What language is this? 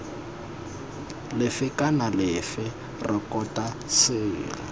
Tswana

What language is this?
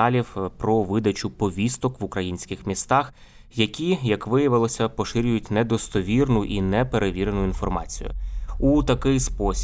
Ukrainian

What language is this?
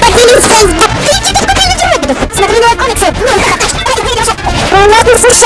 Russian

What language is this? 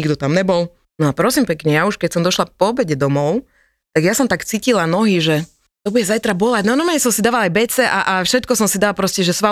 Slovak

